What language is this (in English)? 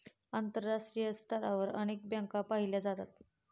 Marathi